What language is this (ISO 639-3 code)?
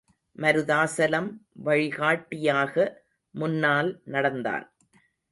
tam